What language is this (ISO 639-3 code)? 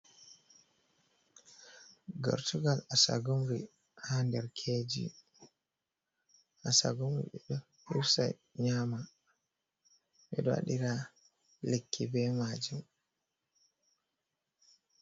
ful